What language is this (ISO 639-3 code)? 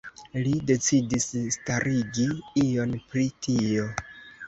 epo